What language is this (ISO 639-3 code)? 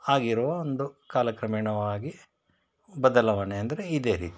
kan